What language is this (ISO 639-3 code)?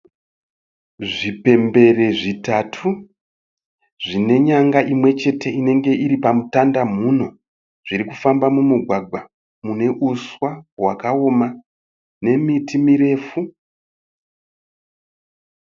sna